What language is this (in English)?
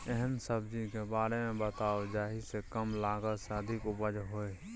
Maithili